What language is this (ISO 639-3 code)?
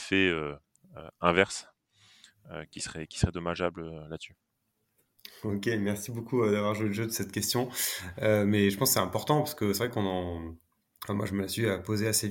fra